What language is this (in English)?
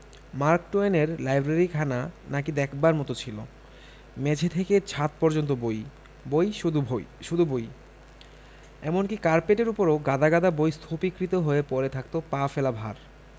Bangla